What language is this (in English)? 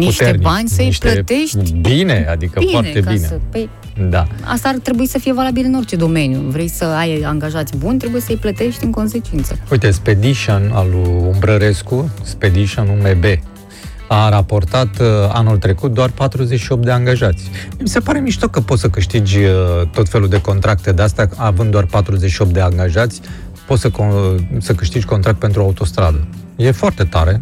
Romanian